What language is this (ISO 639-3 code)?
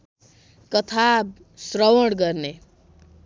nep